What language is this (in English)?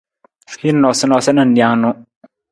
Nawdm